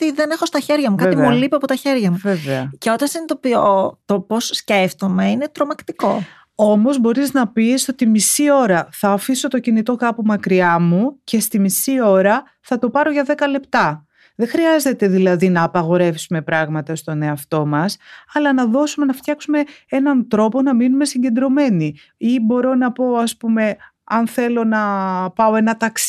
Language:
Greek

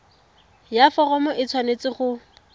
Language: Tswana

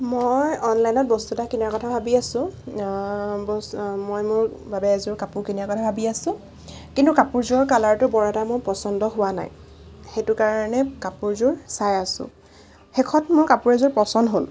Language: Assamese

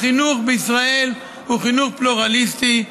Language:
Hebrew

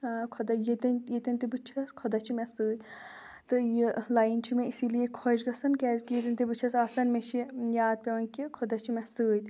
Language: Kashmiri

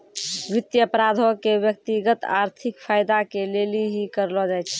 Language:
Maithili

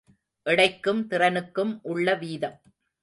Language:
Tamil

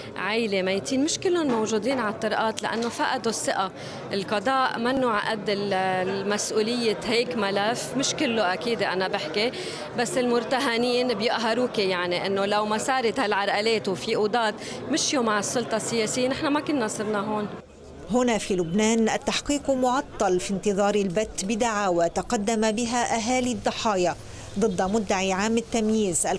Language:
Arabic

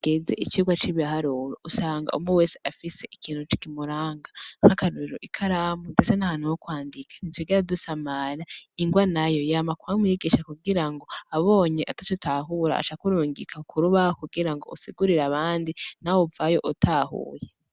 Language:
Rundi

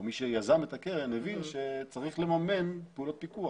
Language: Hebrew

